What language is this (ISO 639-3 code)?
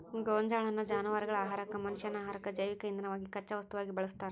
kan